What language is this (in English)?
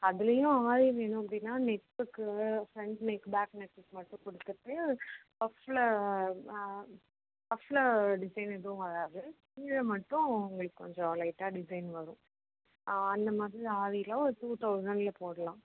Tamil